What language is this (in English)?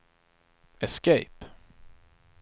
Swedish